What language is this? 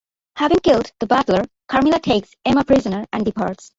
English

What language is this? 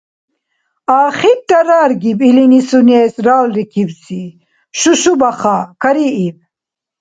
Dargwa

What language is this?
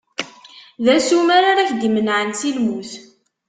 Kabyle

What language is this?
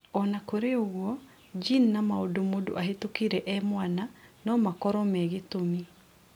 Kikuyu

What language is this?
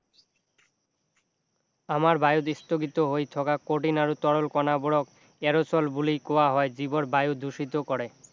Assamese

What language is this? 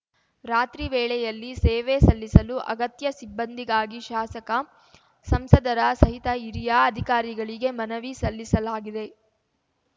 Kannada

